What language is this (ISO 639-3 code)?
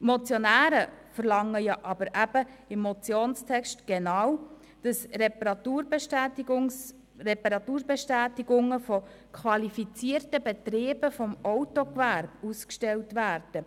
gsw